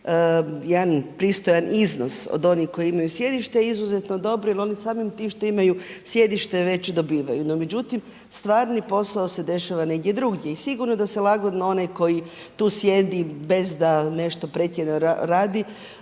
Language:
Croatian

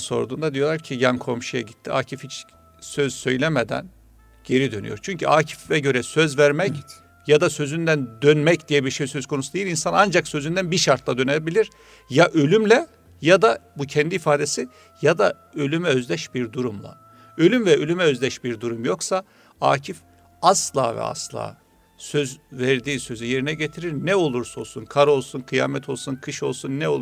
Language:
Turkish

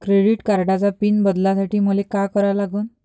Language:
Marathi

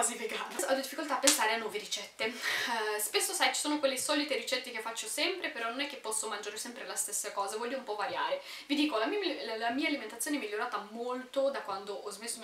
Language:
Italian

